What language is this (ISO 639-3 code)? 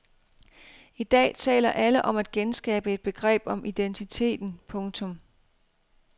dan